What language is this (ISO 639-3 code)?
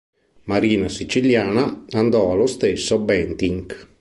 ita